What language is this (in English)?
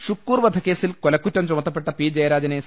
Malayalam